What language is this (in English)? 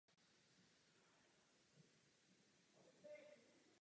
Czech